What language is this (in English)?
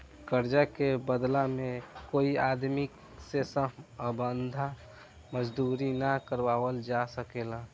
Bhojpuri